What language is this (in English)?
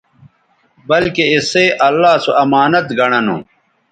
Bateri